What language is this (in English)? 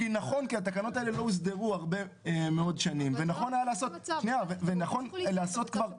Hebrew